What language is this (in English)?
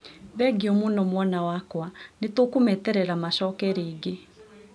Kikuyu